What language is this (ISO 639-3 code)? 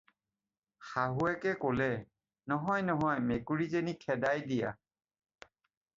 asm